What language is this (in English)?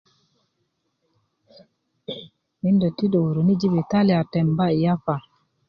Kuku